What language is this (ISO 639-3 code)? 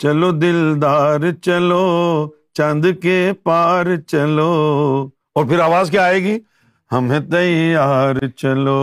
urd